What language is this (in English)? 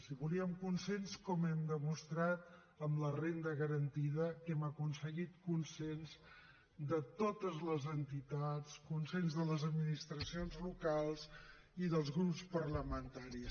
Catalan